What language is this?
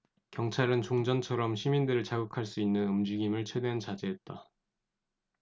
Korean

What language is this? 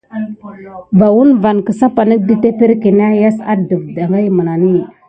Gidar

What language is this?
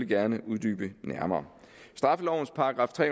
Danish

